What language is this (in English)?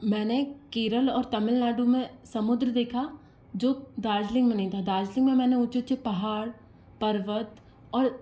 Hindi